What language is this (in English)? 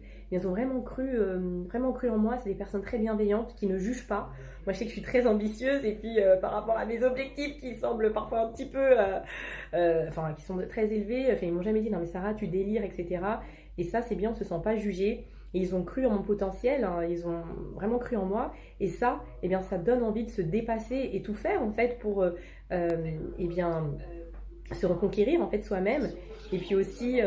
French